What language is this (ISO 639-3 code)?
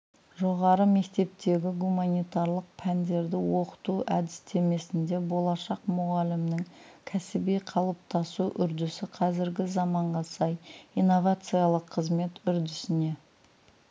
kaz